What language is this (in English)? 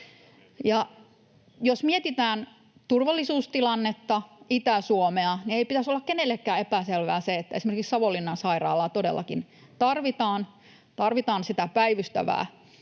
Finnish